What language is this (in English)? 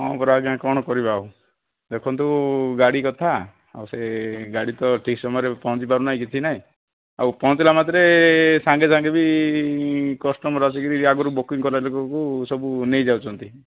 Odia